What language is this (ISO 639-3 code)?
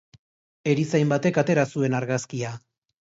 eus